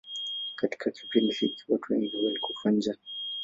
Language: Swahili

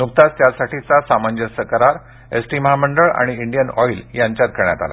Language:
Marathi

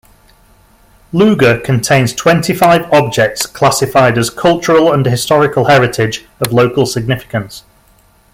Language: English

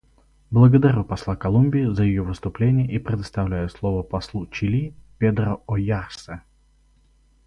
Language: Russian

